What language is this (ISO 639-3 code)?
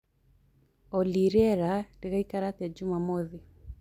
kik